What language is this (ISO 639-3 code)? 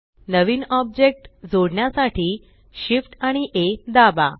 mar